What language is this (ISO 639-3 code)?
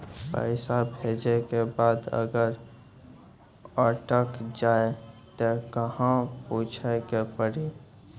mai